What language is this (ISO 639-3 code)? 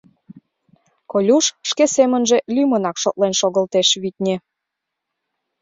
chm